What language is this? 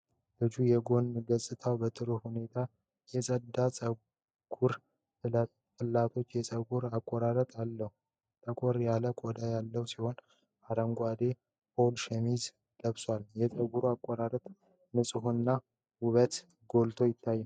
Amharic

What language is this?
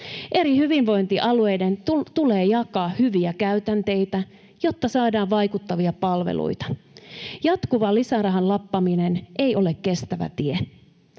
Finnish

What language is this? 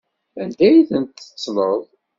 Kabyle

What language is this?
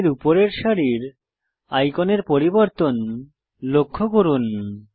Bangla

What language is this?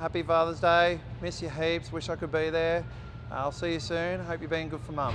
English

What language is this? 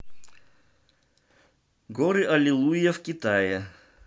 Russian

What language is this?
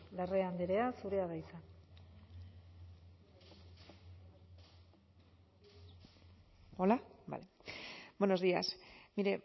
Basque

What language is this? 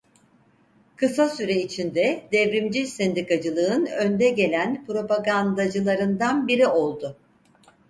Turkish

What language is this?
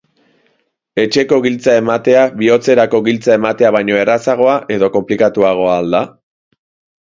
Basque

